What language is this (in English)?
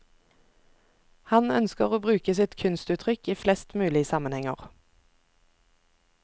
Norwegian